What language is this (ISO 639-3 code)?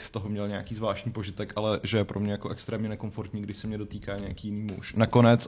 ces